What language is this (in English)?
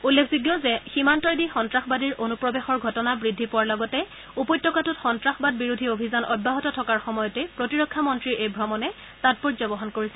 Assamese